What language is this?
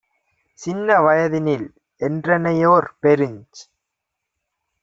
Tamil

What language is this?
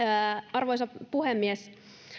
Finnish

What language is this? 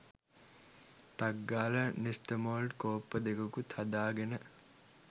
Sinhala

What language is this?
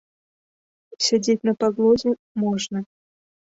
Belarusian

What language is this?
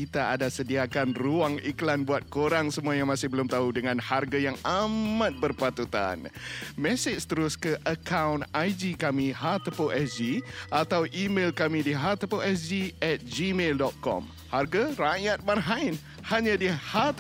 Malay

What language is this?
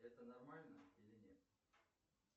Russian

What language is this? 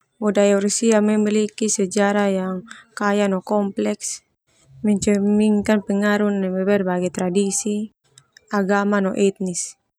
Termanu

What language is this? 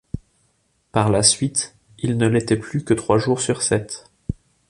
French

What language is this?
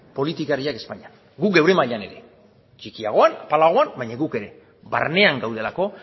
Basque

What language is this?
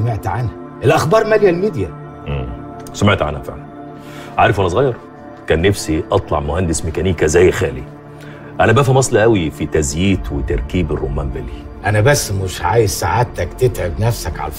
Arabic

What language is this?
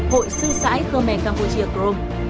Vietnamese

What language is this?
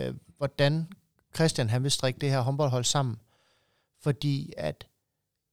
Danish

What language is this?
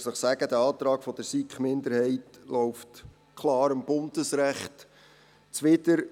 Swiss German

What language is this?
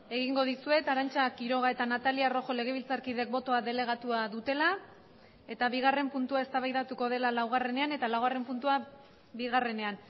Basque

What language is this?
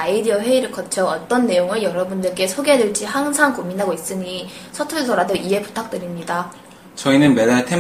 Korean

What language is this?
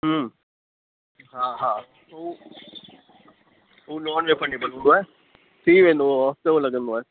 Sindhi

